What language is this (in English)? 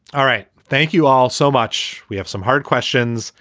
English